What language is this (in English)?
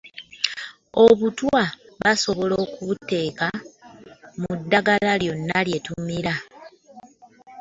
Ganda